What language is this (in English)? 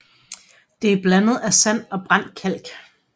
Danish